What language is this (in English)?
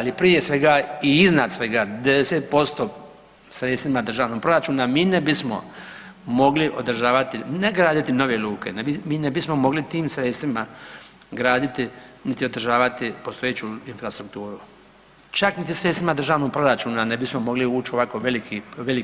Croatian